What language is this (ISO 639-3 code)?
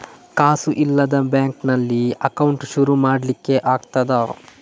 kan